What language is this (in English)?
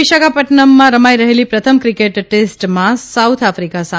Gujarati